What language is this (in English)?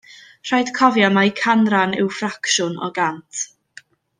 Welsh